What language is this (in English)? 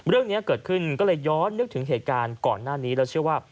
Thai